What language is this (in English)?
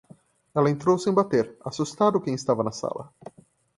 Portuguese